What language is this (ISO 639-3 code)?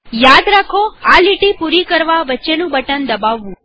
guj